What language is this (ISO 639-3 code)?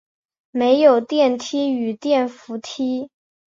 zho